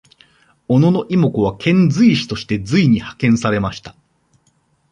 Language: Japanese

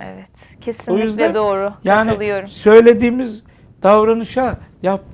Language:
Turkish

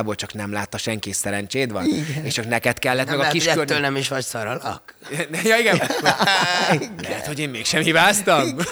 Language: Hungarian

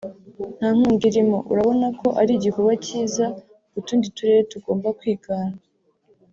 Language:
Kinyarwanda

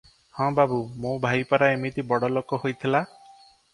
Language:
Odia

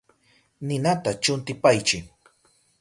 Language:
Southern Pastaza Quechua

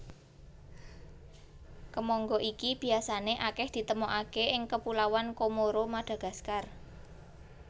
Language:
Javanese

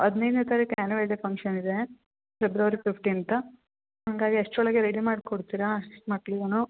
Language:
Kannada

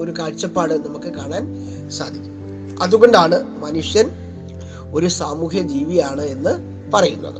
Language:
Malayalam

